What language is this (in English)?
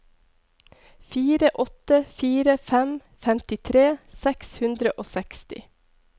Norwegian